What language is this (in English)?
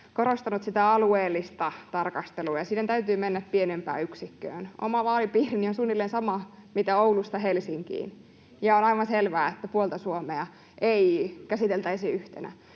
Finnish